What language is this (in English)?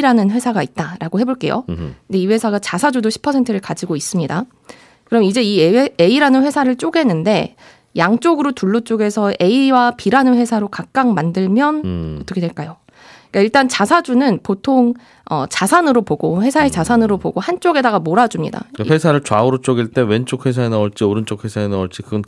Korean